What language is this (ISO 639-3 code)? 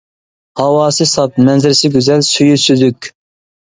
uig